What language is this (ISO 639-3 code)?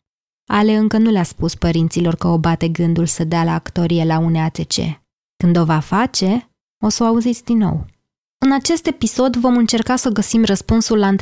ron